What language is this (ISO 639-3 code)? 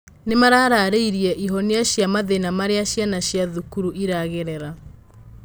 kik